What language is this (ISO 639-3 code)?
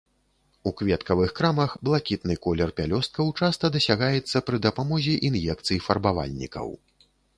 bel